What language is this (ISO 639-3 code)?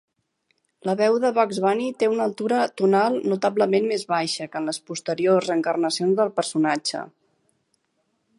cat